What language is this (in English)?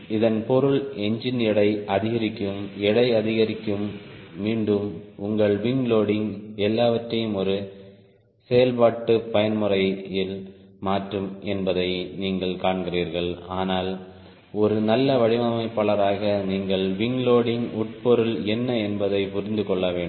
Tamil